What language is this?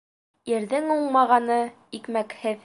Bashkir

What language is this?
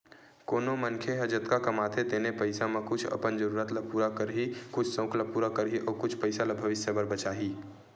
Chhattisgarhi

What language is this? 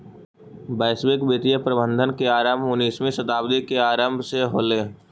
Magahi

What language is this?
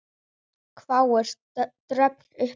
Icelandic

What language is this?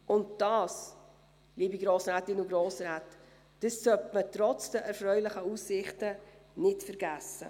Swiss German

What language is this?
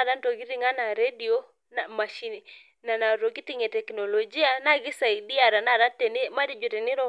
Masai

